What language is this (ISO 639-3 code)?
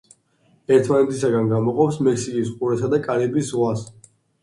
kat